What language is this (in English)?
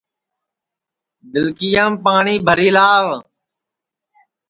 Sansi